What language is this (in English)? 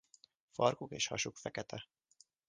Hungarian